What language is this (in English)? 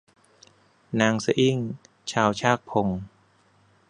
Thai